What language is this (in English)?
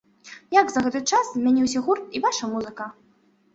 Belarusian